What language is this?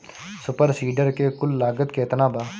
Bhojpuri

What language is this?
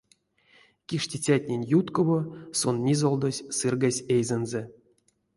Erzya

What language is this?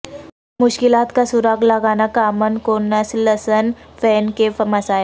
Urdu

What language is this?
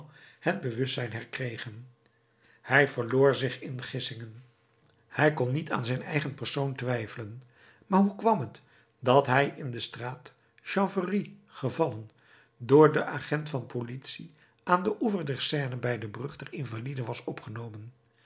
Dutch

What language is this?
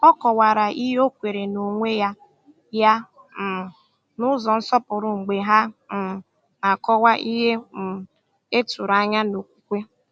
Igbo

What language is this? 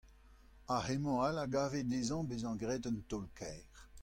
Breton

